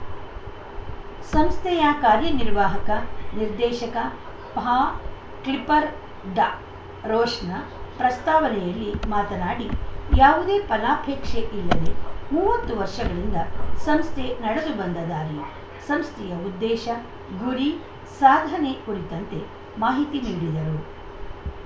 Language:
Kannada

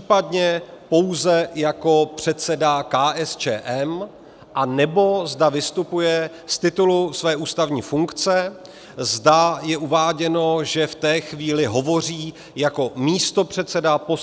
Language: Czech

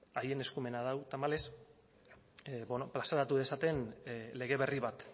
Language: Basque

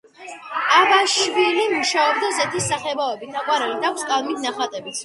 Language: Georgian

